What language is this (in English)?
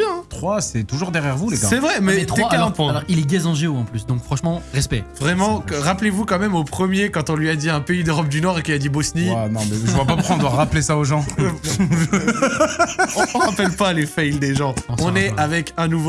French